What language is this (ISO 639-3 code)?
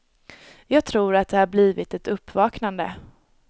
swe